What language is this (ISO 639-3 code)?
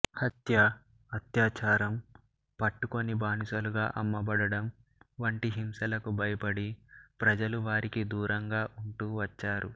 tel